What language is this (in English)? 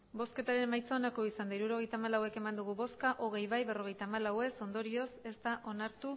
Basque